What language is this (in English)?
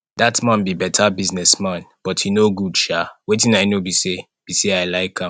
Nigerian Pidgin